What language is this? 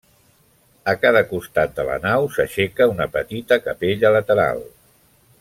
Catalan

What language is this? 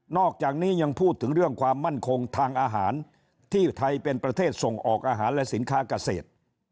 Thai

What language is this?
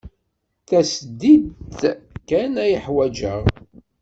Kabyle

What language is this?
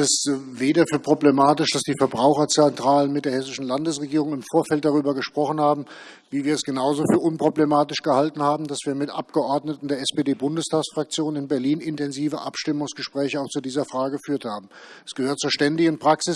German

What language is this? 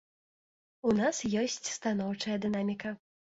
Belarusian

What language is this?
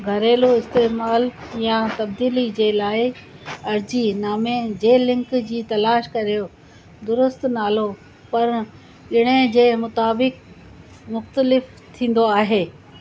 Sindhi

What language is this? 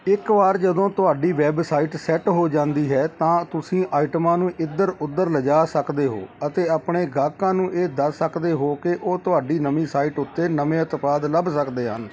Punjabi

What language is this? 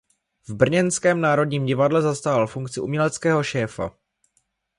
Czech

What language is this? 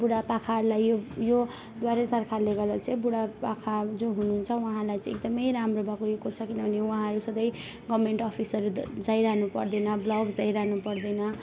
Nepali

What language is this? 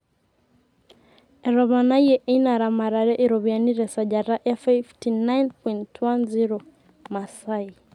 Masai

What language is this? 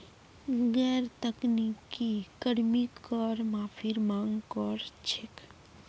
Magahi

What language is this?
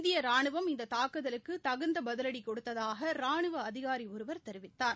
Tamil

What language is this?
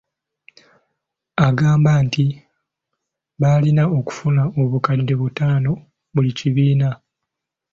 Ganda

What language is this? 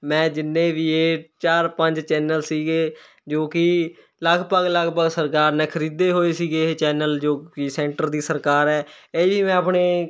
Punjabi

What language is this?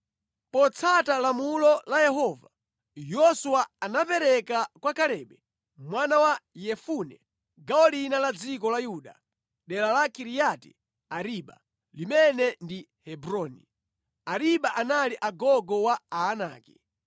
Nyanja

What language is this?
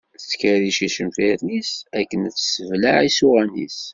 Kabyle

